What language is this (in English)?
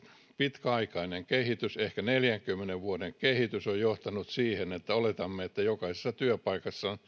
Finnish